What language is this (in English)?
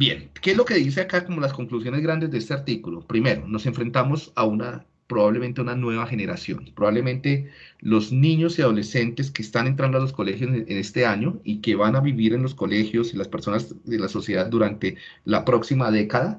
Spanish